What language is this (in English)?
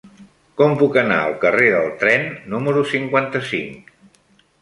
Catalan